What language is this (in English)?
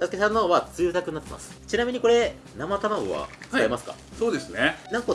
Japanese